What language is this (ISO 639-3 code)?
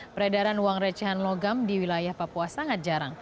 ind